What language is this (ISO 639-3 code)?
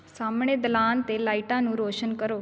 pan